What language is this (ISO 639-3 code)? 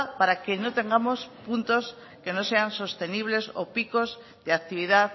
spa